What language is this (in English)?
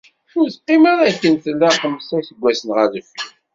Kabyle